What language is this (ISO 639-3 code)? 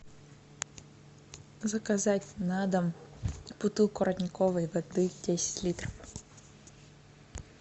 rus